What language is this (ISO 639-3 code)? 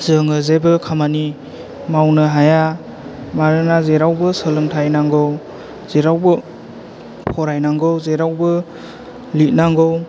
brx